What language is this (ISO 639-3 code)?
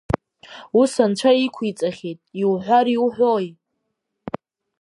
abk